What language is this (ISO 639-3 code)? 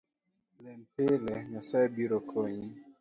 luo